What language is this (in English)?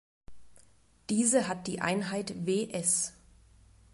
German